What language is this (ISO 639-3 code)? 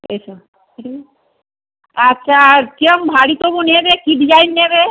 ben